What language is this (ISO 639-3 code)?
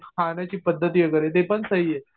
mar